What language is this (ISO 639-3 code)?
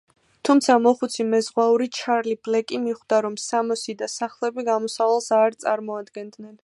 kat